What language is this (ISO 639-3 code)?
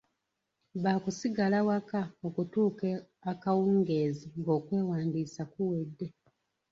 lug